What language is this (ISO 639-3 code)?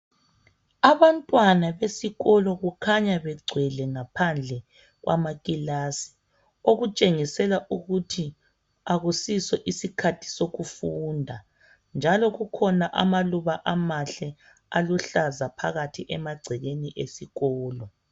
nde